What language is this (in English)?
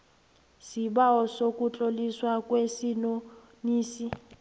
South Ndebele